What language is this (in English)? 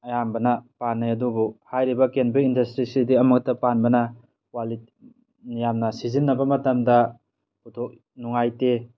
Manipuri